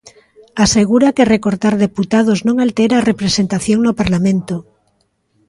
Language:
Galician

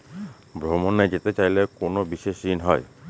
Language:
Bangla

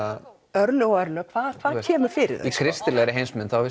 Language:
Icelandic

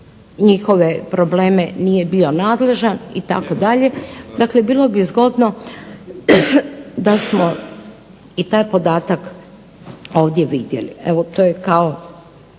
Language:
Croatian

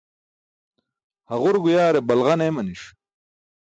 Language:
Burushaski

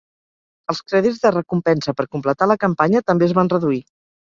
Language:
Catalan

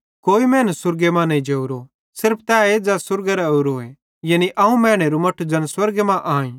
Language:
Bhadrawahi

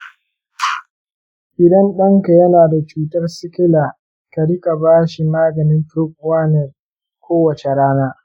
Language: Hausa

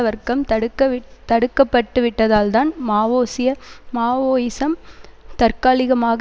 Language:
Tamil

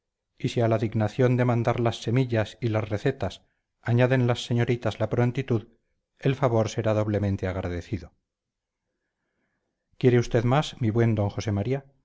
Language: Spanish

